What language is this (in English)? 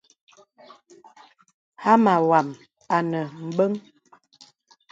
Bebele